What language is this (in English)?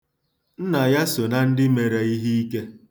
Igbo